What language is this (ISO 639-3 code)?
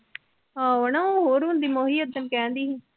pan